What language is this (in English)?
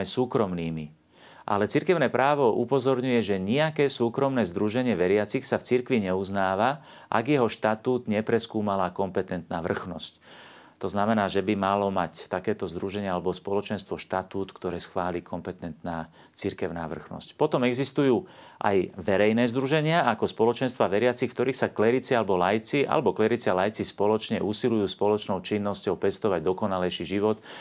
Slovak